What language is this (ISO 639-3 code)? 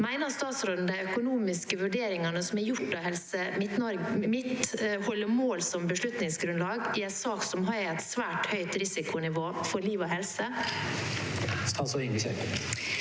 nor